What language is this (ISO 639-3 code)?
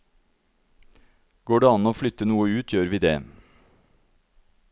nor